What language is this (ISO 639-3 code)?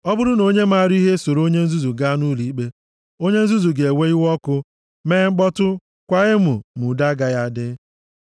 ibo